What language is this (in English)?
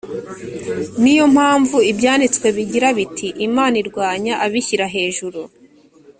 Kinyarwanda